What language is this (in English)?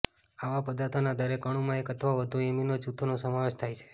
Gujarati